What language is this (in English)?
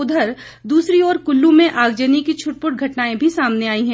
Hindi